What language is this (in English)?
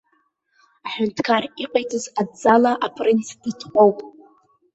Abkhazian